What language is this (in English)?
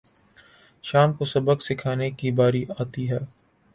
Urdu